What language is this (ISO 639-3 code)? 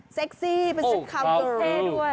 tha